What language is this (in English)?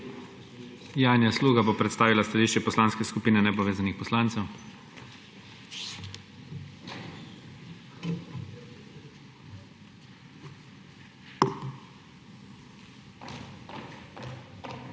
Slovenian